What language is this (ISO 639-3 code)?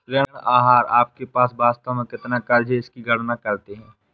hin